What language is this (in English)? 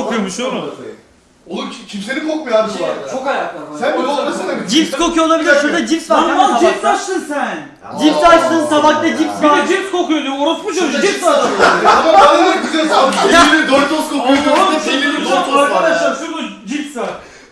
Turkish